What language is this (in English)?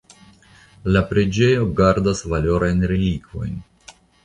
Esperanto